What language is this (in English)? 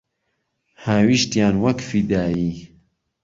Central Kurdish